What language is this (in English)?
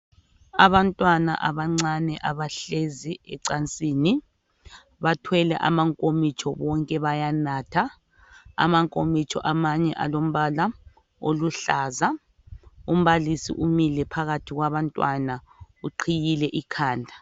North Ndebele